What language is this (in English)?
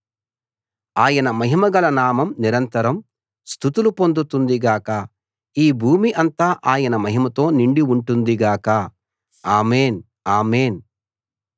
Telugu